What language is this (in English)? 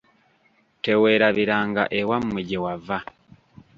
Ganda